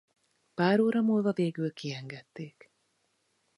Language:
Hungarian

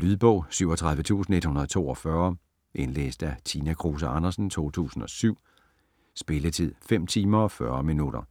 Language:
Danish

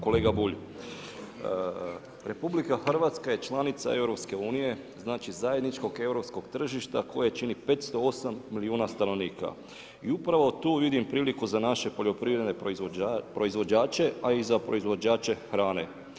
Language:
Croatian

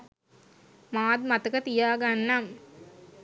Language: Sinhala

